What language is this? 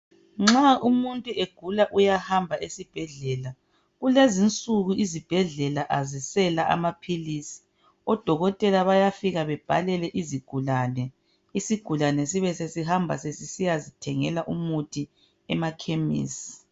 North Ndebele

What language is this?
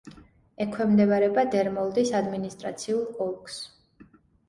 Georgian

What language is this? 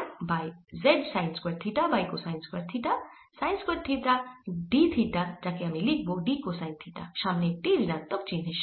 Bangla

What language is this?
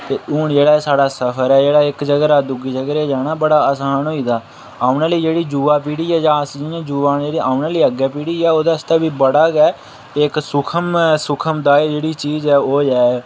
Dogri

